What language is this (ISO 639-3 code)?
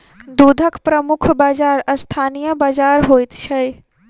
mai